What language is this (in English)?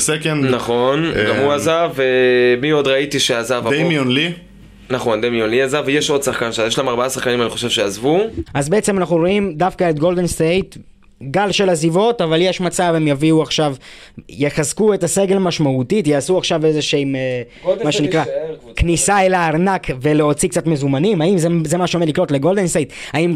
Hebrew